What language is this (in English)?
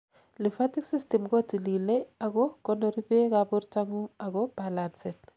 Kalenjin